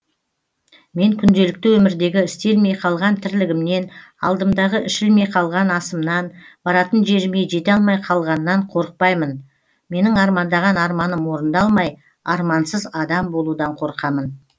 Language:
Kazakh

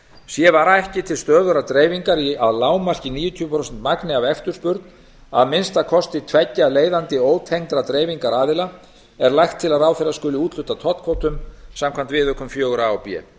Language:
Icelandic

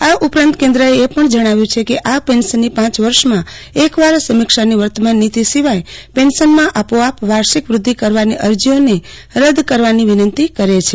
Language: Gujarati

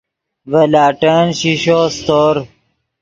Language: Yidgha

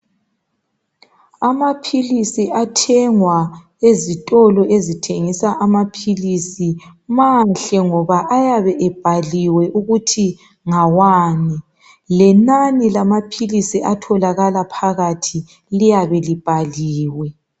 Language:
North Ndebele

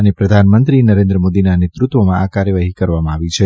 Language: Gujarati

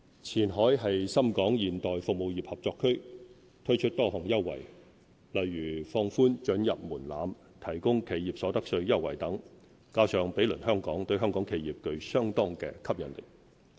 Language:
Cantonese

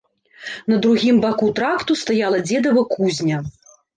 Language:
Belarusian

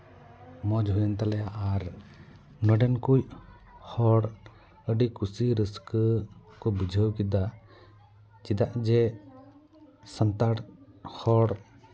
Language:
Santali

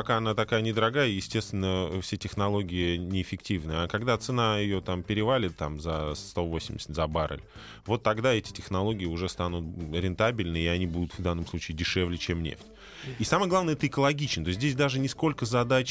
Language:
Russian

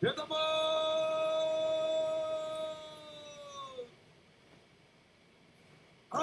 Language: Indonesian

